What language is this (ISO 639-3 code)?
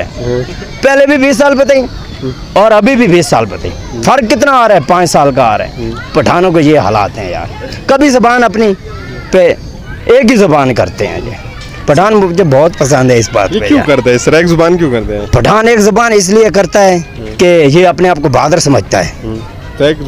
hin